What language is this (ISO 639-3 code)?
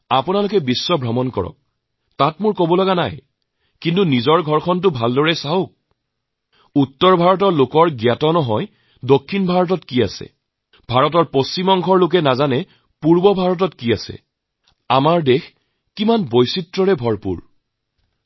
asm